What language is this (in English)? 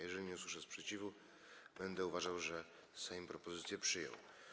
Polish